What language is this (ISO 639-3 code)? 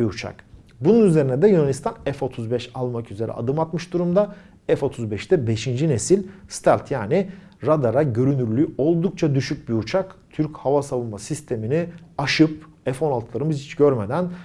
tur